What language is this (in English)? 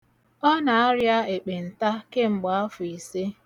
Igbo